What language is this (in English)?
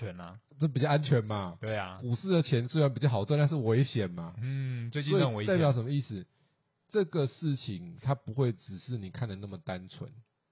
Chinese